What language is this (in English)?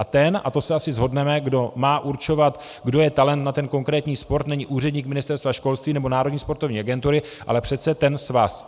Czech